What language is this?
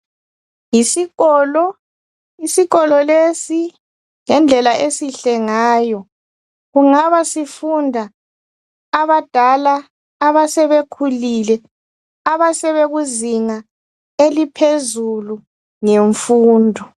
North Ndebele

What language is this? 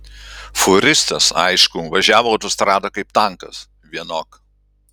Lithuanian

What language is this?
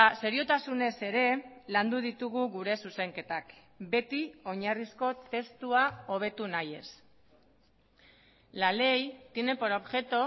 Basque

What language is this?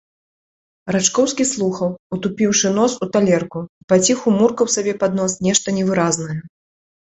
Belarusian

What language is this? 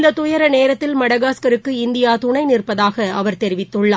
Tamil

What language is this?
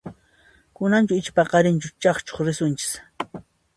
Puno Quechua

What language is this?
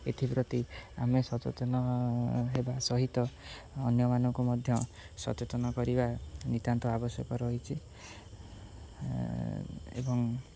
Odia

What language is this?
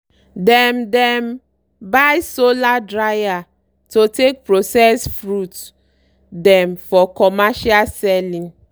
Nigerian Pidgin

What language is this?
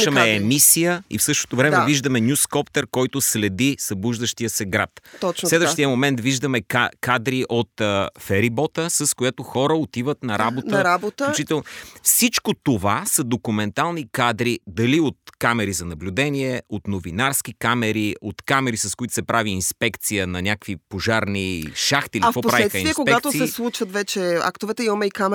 Bulgarian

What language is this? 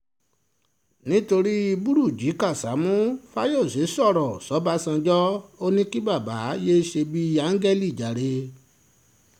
Yoruba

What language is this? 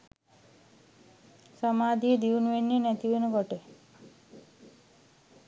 Sinhala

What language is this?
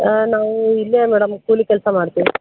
Kannada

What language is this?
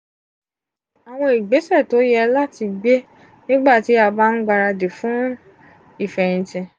Yoruba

